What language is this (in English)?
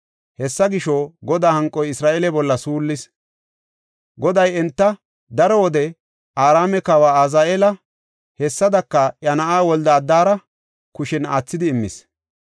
Gofa